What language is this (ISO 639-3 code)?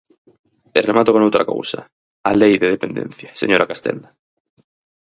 glg